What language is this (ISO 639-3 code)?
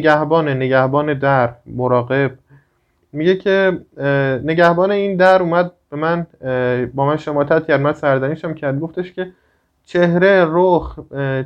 fas